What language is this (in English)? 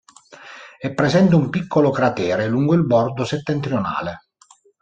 Italian